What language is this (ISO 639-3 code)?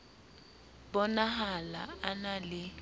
sot